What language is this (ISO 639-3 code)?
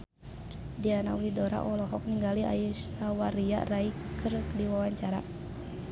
sun